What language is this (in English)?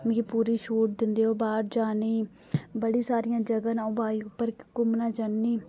Dogri